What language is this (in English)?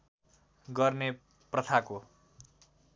Nepali